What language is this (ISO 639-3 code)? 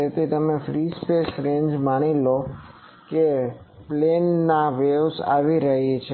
guj